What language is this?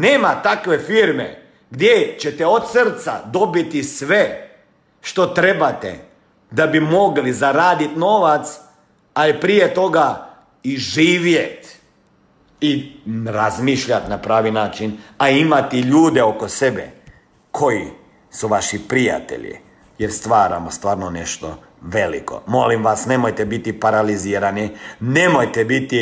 Croatian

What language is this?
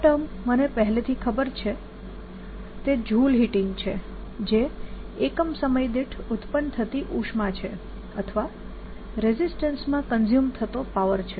Gujarati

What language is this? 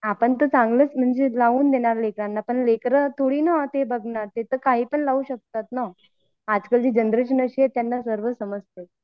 Marathi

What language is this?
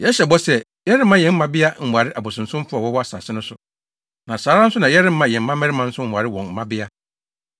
Akan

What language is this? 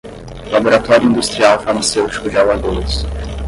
Portuguese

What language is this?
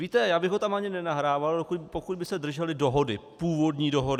Czech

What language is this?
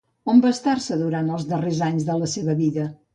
Catalan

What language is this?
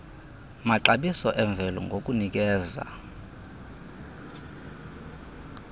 Xhosa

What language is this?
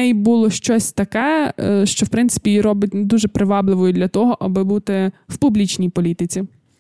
Ukrainian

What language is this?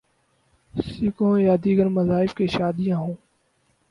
Urdu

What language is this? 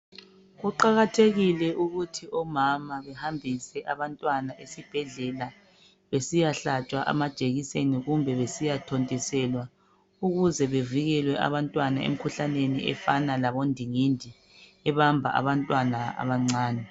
North Ndebele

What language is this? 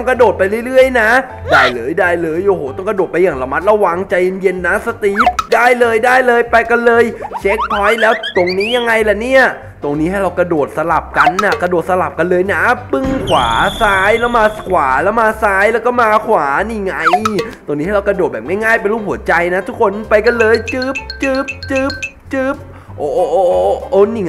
Thai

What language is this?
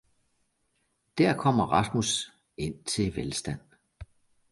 Danish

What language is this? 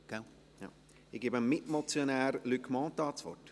Swiss German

